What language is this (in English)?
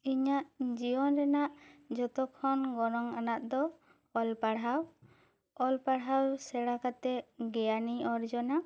Santali